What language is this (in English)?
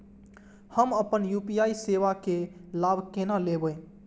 Maithili